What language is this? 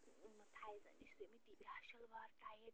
Kashmiri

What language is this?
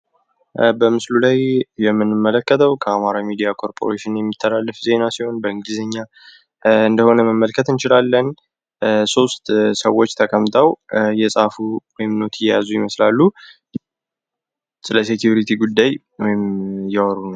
Amharic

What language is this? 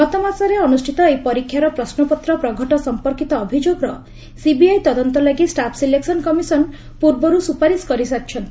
Odia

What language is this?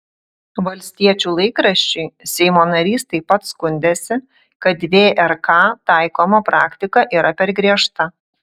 Lithuanian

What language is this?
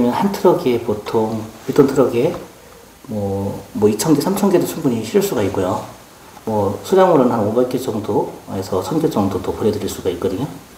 Korean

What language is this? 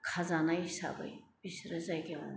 Bodo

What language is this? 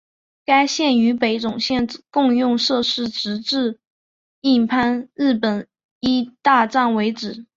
Chinese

